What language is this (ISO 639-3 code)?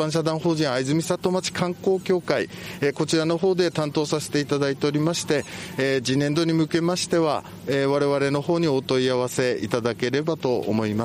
jpn